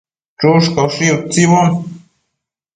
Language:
Matsés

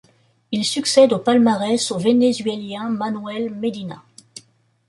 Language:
French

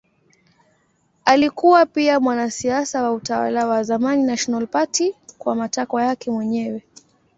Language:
Swahili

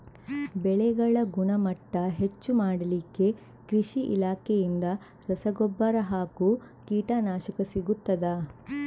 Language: Kannada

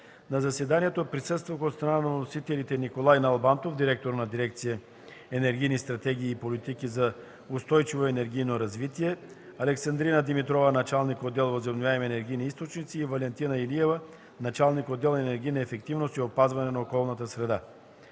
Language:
Bulgarian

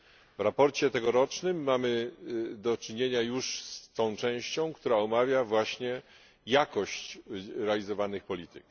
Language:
Polish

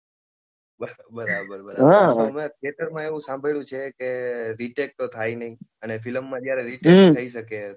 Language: Gujarati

